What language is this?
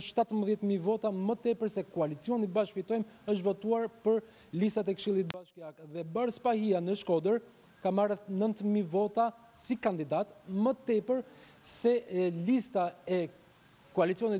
Romanian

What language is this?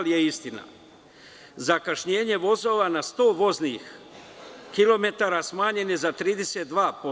Serbian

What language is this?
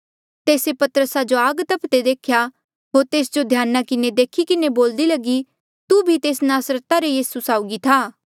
Mandeali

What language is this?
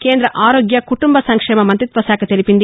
Telugu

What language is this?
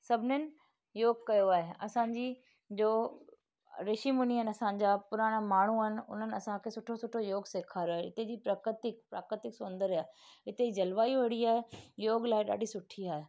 Sindhi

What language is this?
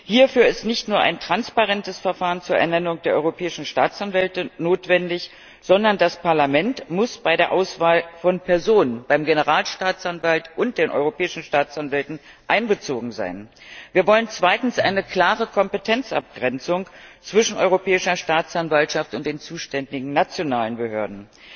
German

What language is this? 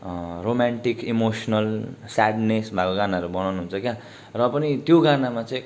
Nepali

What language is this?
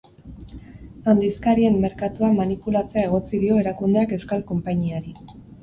Basque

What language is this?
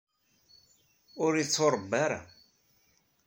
Kabyle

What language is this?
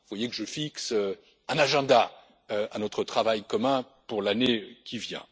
French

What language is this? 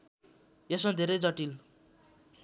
Nepali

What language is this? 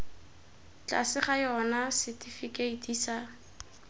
Tswana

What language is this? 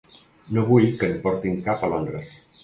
Catalan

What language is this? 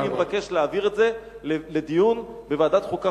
Hebrew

